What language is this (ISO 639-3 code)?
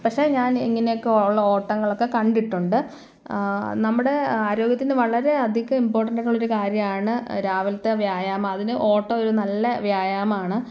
mal